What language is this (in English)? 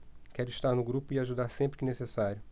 Portuguese